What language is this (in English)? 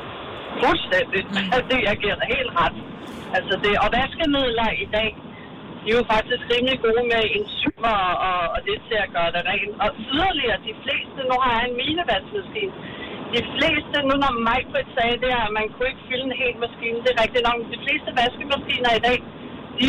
Danish